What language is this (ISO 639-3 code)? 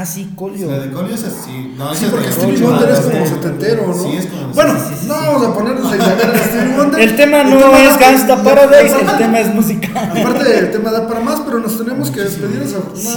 spa